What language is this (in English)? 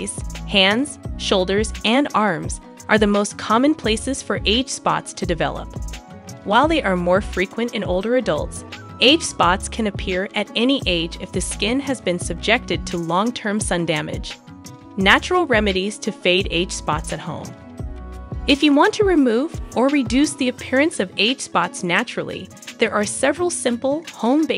English